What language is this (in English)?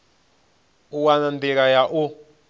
Venda